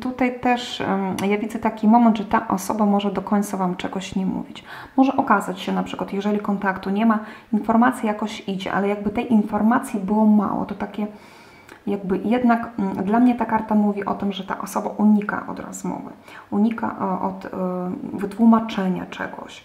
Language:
Polish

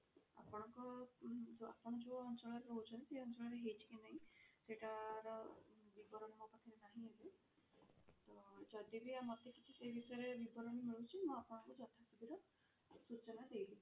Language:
Odia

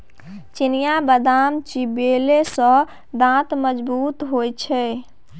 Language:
Maithili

